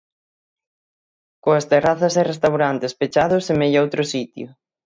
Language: Galician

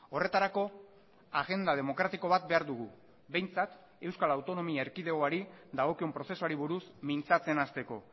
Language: Basque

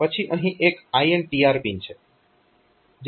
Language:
Gujarati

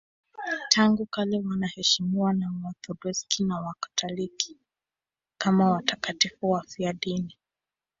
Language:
Swahili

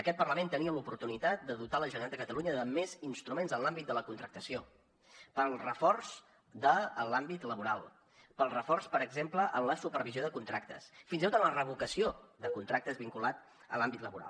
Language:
Catalan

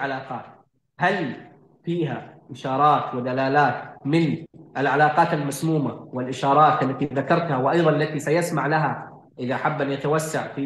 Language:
Arabic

